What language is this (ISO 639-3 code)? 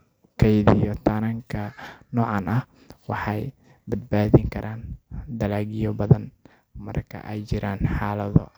som